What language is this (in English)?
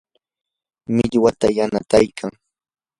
Yanahuanca Pasco Quechua